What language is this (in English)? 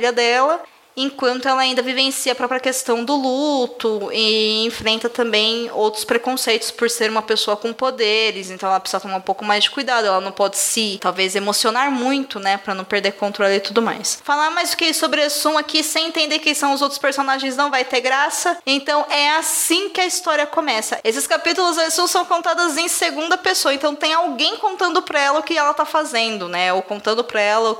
Portuguese